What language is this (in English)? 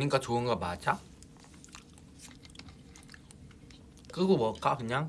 Korean